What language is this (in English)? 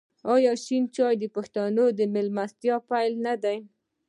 Pashto